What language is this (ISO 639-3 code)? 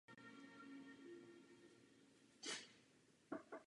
ces